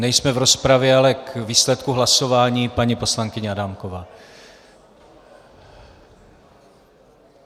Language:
Czech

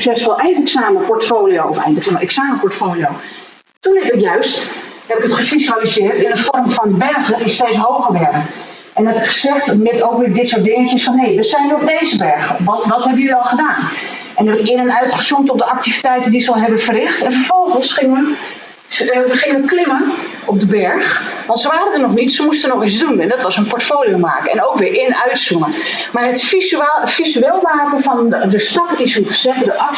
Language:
Dutch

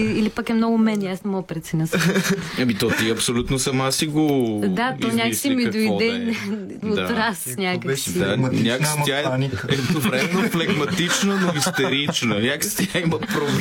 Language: Bulgarian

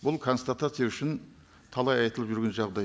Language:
Kazakh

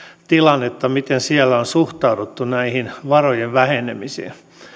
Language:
Finnish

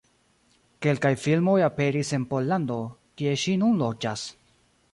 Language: Esperanto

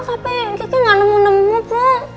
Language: Indonesian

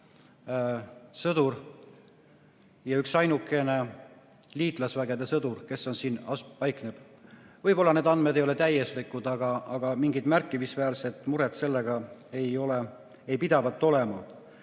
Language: Estonian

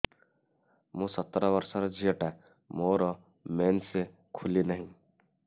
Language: Odia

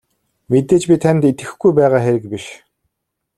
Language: Mongolian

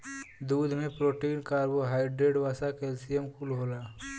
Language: Bhojpuri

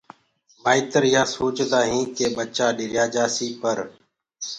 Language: Gurgula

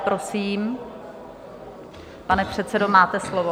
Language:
Czech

